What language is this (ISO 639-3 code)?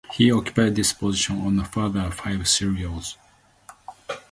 eng